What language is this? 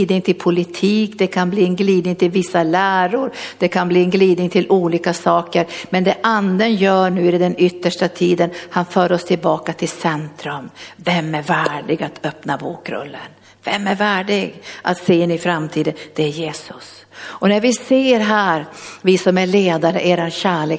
Swedish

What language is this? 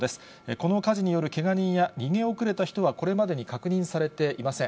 Japanese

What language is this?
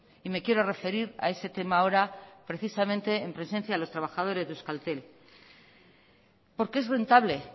Spanish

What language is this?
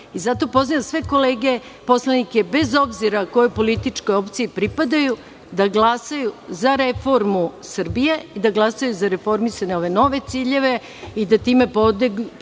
Serbian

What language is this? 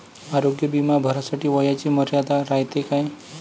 Marathi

